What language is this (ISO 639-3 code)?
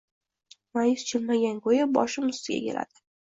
uzb